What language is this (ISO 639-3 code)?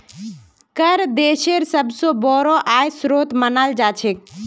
mag